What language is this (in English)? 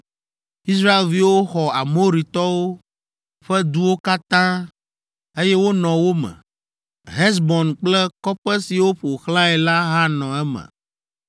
Ewe